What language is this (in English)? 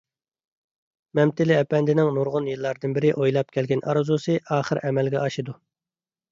Uyghur